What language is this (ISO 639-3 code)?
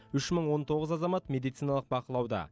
kaz